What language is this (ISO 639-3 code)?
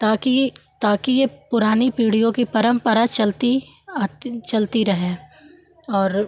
hin